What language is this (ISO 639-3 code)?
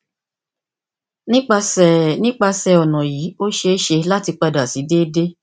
yor